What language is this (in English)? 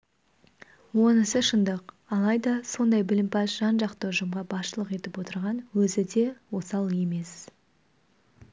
Kazakh